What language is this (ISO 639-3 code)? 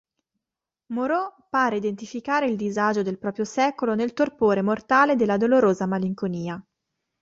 ita